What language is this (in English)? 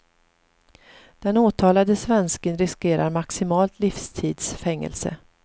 Swedish